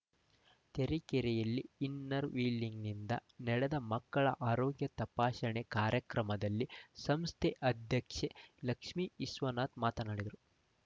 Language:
Kannada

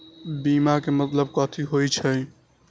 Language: Magahi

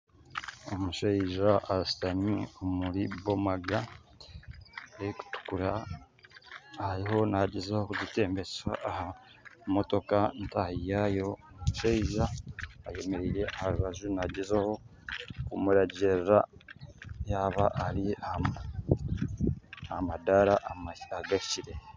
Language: Nyankole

